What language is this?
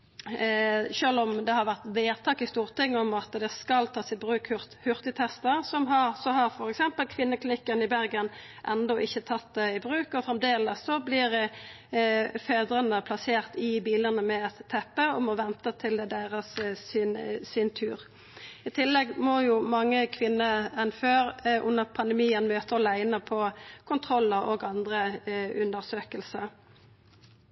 Norwegian Nynorsk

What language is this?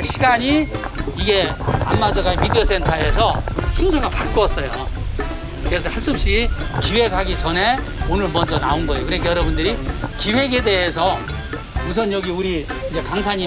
Korean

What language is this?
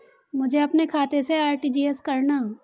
Hindi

